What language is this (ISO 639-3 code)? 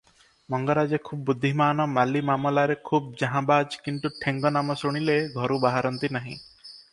ori